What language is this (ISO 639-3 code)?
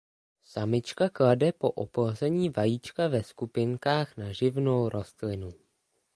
ces